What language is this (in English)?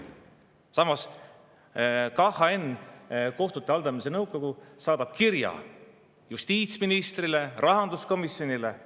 Estonian